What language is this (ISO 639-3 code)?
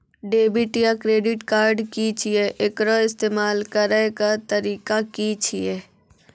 mai